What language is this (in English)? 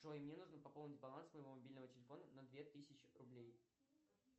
Russian